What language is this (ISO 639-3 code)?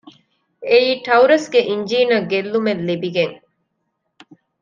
div